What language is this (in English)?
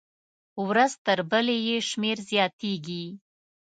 Pashto